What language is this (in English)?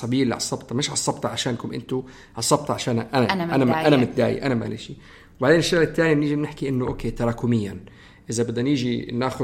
Arabic